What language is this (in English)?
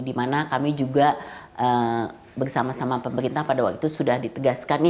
Indonesian